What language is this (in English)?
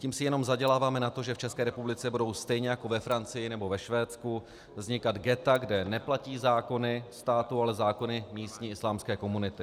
Czech